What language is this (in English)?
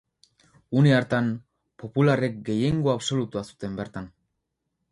Basque